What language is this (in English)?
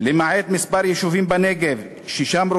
Hebrew